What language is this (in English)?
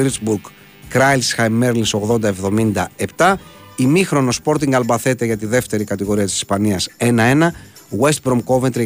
Greek